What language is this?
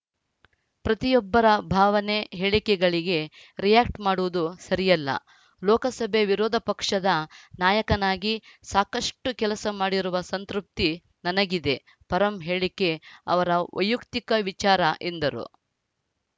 Kannada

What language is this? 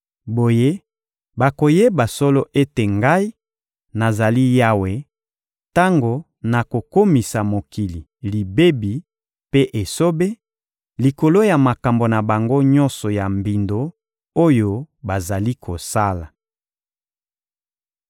Lingala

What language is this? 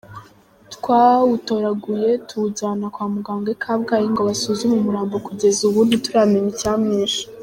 Kinyarwanda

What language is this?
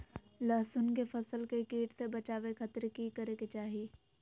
Magahi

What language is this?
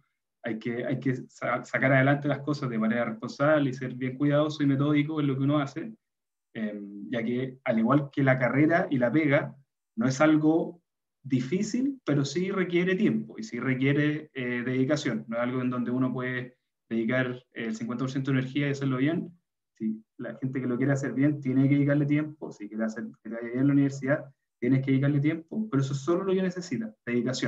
Spanish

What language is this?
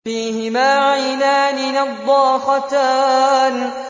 Arabic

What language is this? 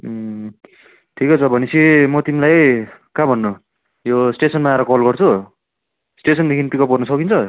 Nepali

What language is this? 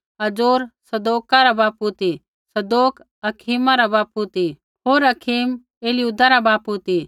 Kullu Pahari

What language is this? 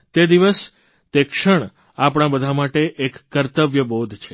Gujarati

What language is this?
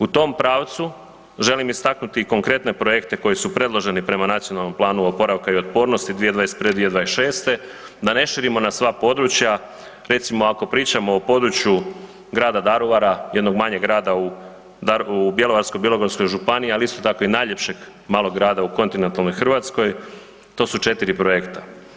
Croatian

